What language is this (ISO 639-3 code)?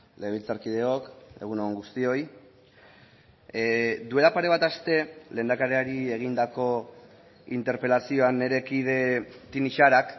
eus